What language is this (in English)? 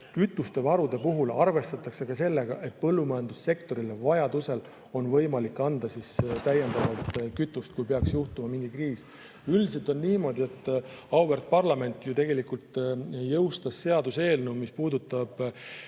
Estonian